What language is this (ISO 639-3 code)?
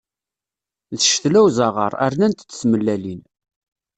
kab